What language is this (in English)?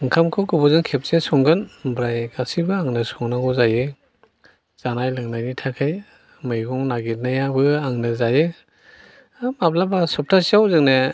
Bodo